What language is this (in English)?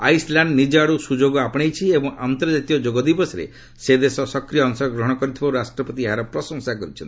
Odia